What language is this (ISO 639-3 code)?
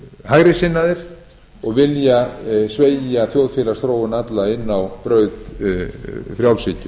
isl